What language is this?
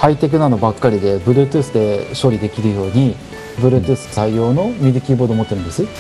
Japanese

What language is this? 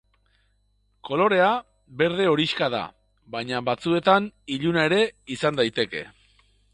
Basque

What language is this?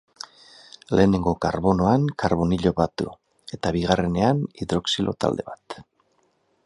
Basque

